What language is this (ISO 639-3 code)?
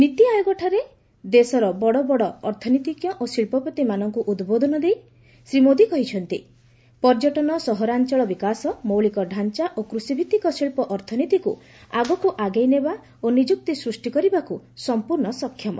ori